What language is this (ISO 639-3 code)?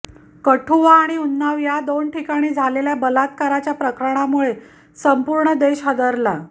mar